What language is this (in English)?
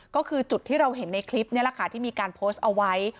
Thai